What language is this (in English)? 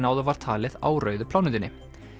Icelandic